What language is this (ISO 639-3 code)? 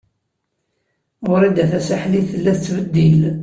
kab